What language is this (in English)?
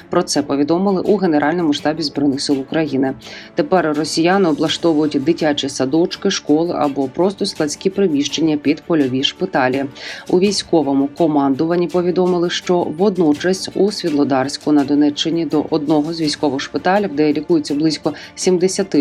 Ukrainian